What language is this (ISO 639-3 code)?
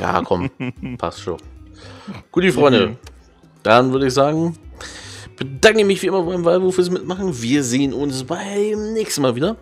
deu